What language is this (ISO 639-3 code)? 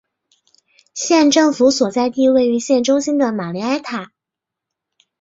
zho